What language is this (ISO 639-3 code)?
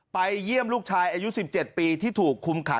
tha